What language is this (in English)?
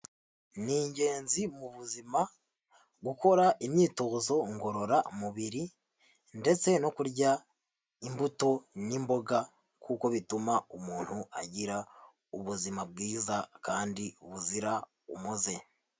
Kinyarwanda